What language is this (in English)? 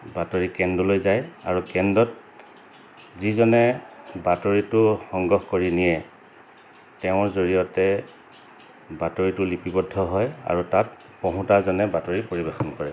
Assamese